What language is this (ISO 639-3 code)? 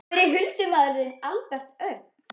isl